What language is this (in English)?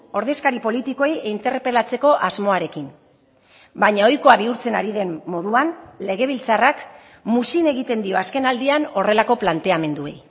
Basque